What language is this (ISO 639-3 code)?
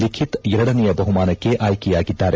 kan